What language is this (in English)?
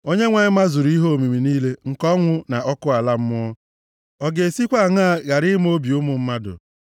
Igbo